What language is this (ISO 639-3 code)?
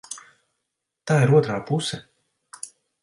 lav